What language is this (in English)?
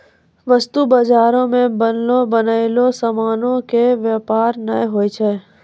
Maithili